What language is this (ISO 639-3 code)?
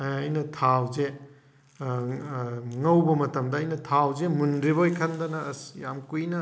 mni